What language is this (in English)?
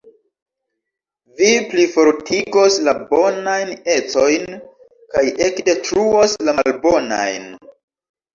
Esperanto